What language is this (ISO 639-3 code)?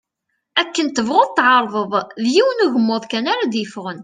kab